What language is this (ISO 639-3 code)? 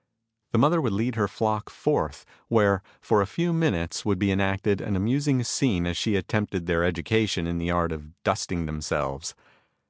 eng